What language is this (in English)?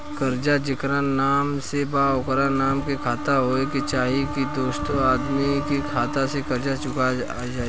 Bhojpuri